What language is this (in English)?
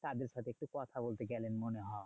Bangla